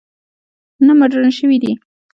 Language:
Pashto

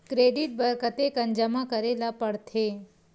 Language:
Chhattisgarhi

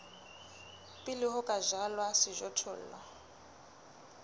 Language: Southern Sotho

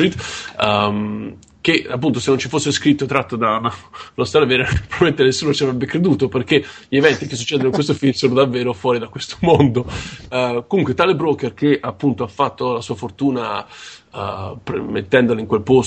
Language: Italian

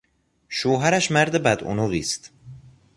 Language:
Persian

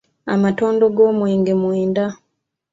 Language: Ganda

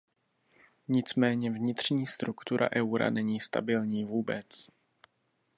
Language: Czech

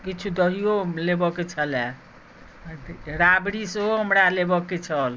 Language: Maithili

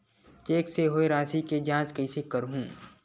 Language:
Chhattisgarhi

